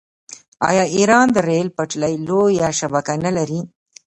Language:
Pashto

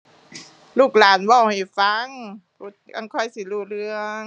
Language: Thai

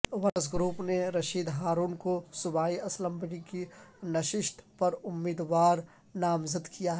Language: Urdu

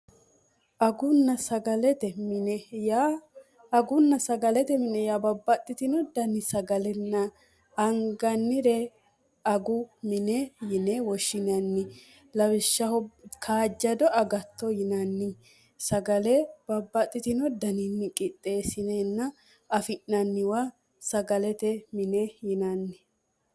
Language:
Sidamo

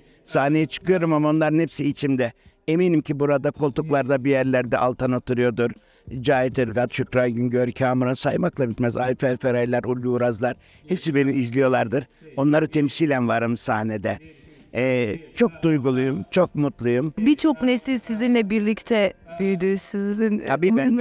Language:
Turkish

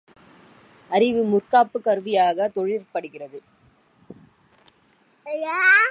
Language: Tamil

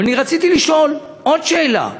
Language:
Hebrew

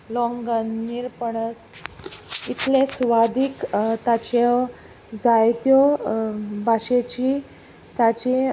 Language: Konkani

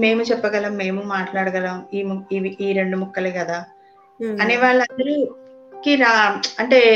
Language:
Telugu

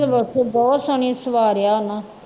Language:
Punjabi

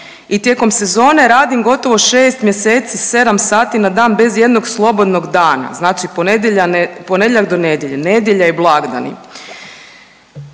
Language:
Croatian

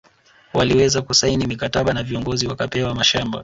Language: Swahili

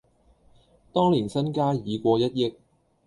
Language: Cantonese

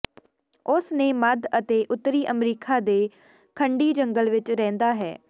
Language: Punjabi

